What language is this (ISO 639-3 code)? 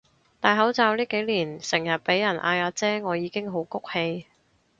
yue